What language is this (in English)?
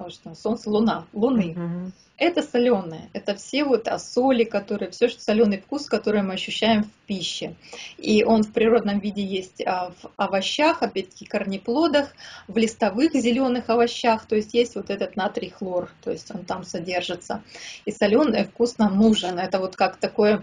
Russian